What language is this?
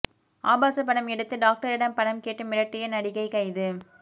Tamil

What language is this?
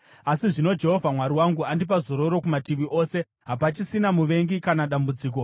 Shona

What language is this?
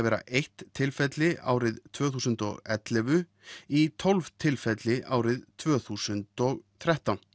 Icelandic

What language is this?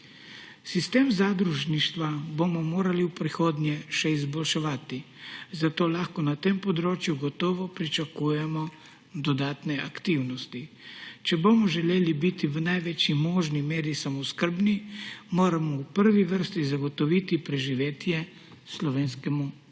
Slovenian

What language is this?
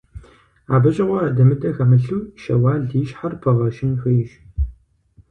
Kabardian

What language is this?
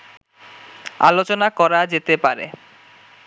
Bangla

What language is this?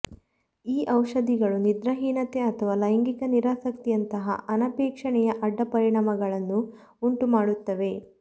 Kannada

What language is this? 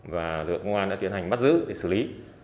Vietnamese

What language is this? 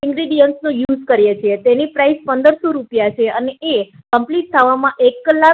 Gujarati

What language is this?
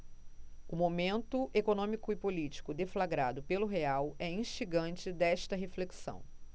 Portuguese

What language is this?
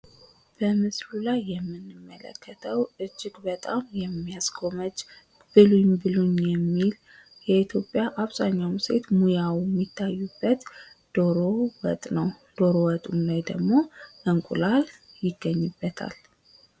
Amharic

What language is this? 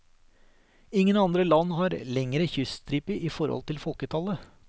Norwegian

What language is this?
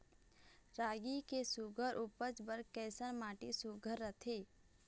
Chhattisgarhi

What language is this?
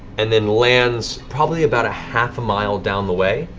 English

